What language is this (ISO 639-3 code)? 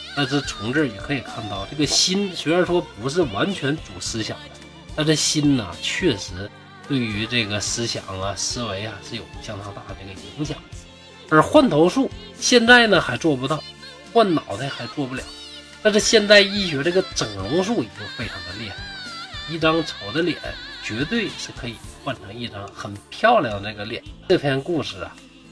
zho